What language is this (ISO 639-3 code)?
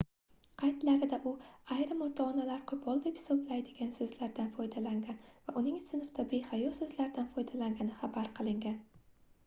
uzb